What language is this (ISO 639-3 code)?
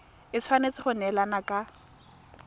tsn